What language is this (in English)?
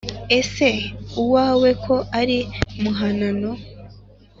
Kinyarwanda